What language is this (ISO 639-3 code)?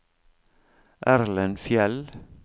nor